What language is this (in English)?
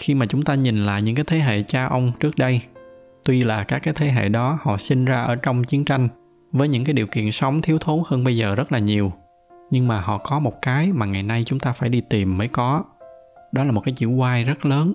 Vietnamese